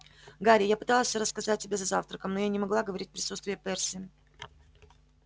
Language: Russian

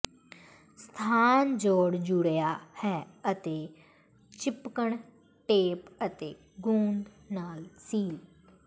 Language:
Punjabi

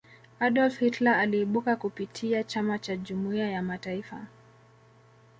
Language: Swahili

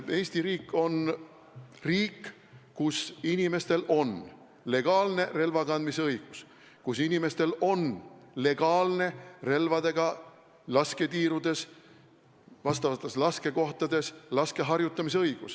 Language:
Estonian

